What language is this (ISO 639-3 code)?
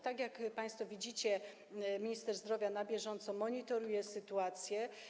pol